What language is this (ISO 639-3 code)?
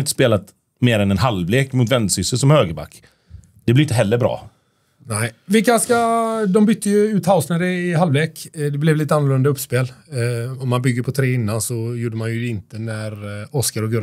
swe